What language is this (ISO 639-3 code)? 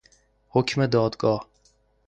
fas